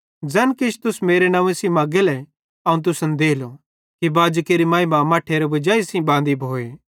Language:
Bhadrawahi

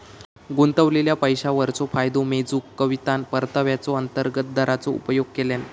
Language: Marathi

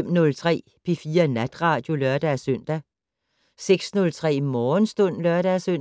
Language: Danish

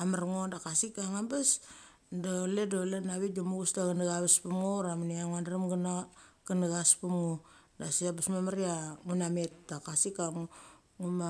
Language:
Mali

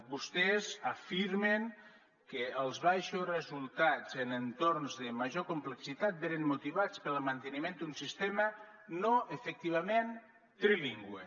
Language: Catalan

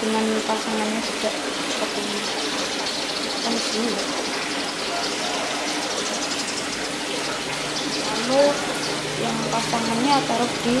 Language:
Indonesian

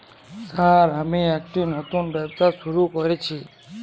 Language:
Bangla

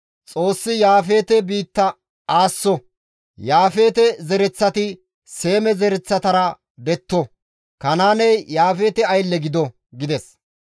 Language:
Gamo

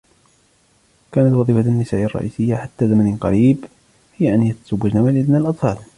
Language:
Arabic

